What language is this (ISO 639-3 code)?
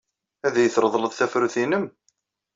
kab